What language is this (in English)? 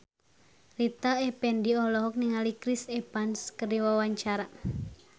Sundanese